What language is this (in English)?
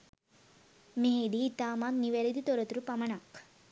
Sinhala